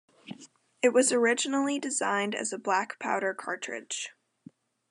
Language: English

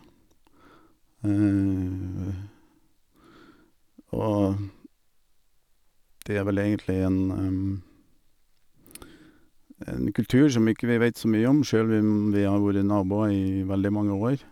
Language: Norwegian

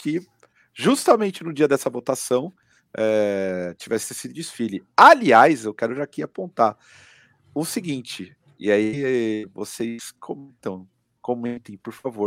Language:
Portuguese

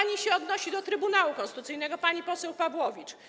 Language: Polish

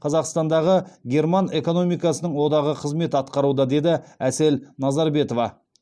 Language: Kazakh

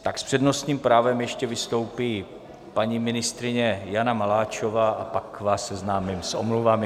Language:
Czech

